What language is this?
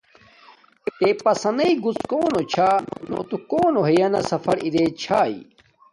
Domaaki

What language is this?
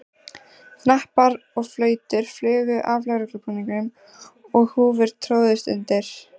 Icelandic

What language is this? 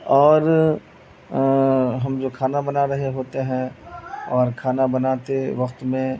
Urdu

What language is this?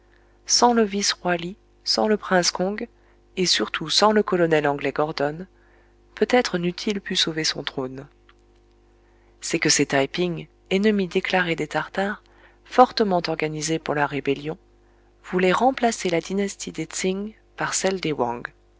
French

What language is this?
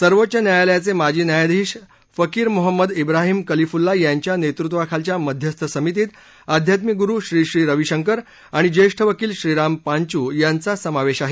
Marathi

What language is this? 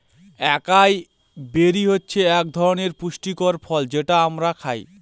Bangla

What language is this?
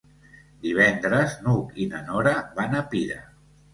Catalan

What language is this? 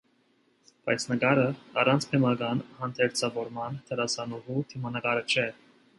Armenian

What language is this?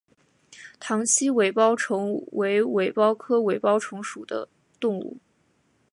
Chinese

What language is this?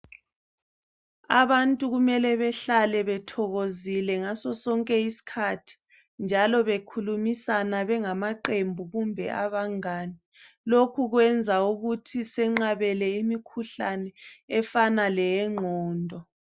North Ndebele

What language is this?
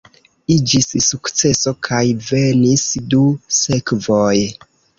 Esperanto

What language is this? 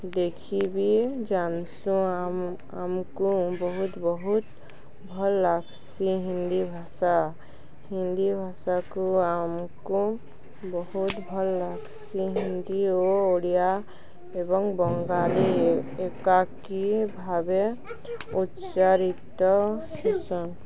Odia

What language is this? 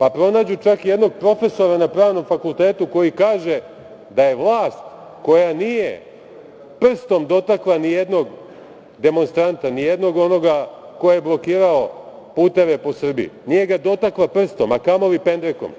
Serbian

